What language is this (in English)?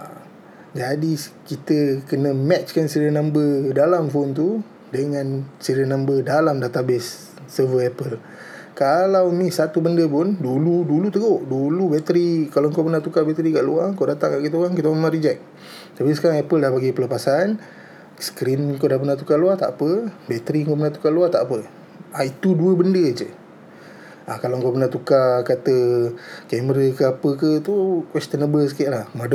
Malay